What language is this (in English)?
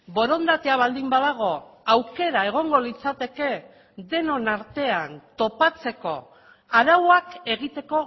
Basque